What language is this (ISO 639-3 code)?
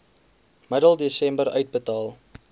afr